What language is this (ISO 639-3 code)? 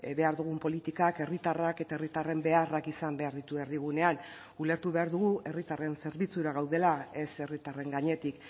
eus